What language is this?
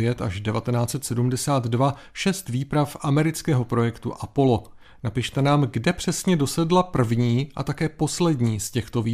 Czech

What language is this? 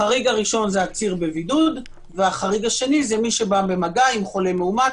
Hebrew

